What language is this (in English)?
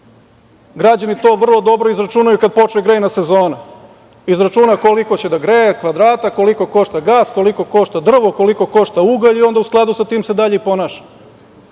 Serbian